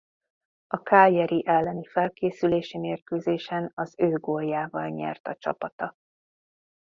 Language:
Hungarian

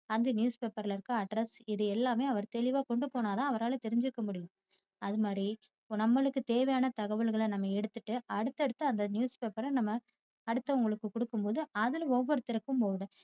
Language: Tamil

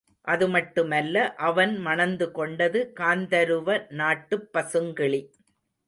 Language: Tamil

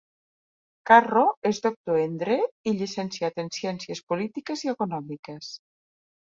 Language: Catalan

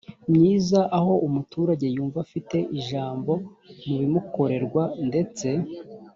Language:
Kinyarwanda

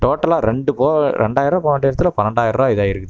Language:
Tamil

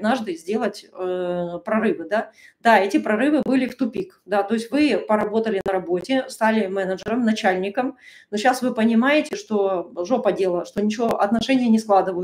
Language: Russian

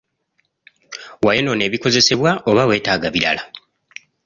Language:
Ganda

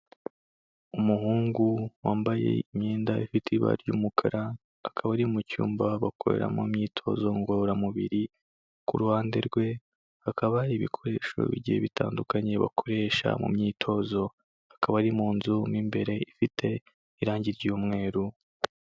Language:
Kinyarwanda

